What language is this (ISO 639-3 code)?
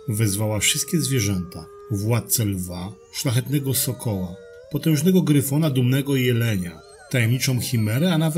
pol